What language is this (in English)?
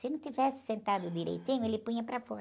Portuguese